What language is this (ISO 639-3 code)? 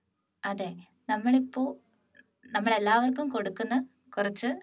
mal